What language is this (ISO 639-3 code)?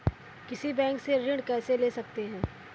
hin